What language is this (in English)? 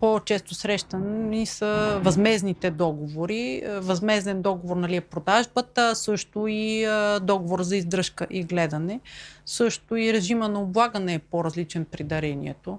Bulgarian